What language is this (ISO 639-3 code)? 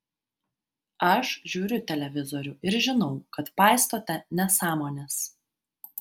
lit